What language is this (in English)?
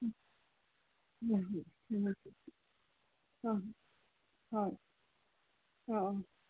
Manipuri